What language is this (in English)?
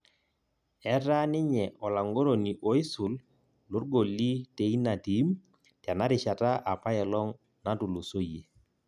Masai